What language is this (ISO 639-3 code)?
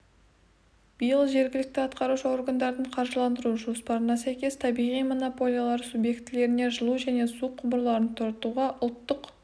kaz